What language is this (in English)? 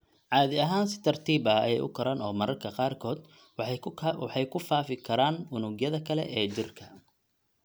Somali